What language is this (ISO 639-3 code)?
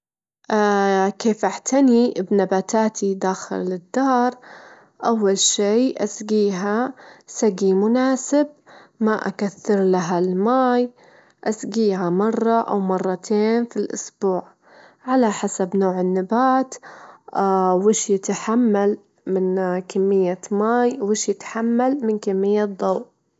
afb